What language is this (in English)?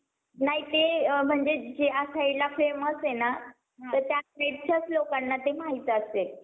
Marathi